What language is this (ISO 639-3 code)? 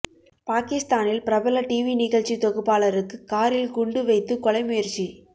tam